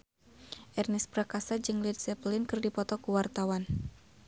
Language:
Sundanese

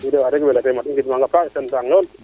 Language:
Serer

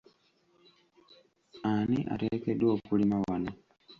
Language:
Ganda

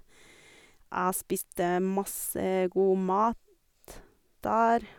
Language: Norwegian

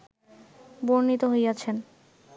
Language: Bangla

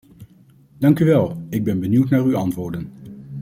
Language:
Dutch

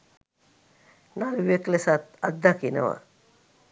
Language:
Sinhala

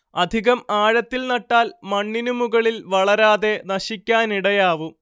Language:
Malayalam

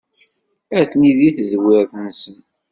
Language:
Kabyle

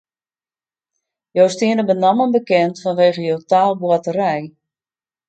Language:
Western Frisian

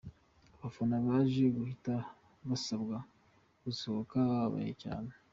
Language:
Kinyarwanda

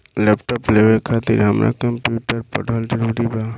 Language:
Bhojpuri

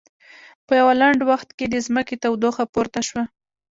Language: Pashto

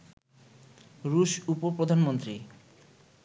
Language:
Bangla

